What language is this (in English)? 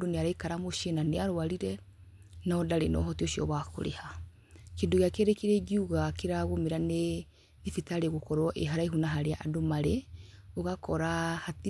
Kikuyu